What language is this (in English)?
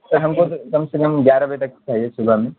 Urdu